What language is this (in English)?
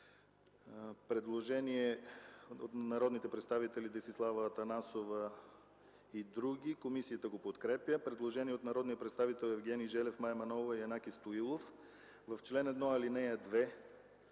Bulgarian